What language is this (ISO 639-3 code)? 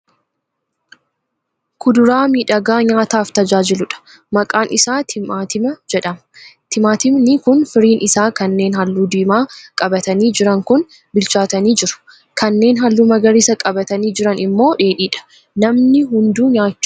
orm